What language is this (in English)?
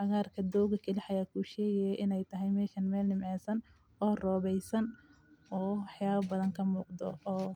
Somali